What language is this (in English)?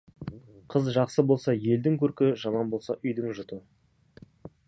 Kazakh